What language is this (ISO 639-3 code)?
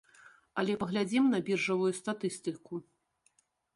bel